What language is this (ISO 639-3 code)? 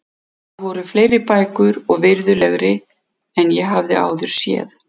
isl